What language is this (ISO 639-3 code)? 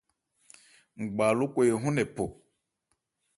ebr